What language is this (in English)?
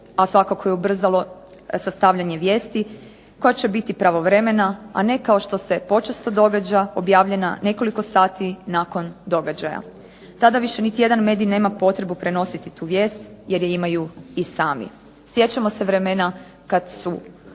Croatian